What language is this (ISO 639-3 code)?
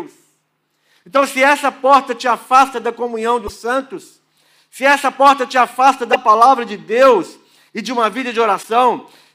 por